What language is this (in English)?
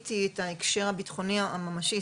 Hebrew